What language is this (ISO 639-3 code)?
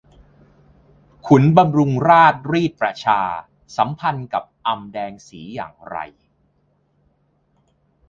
tha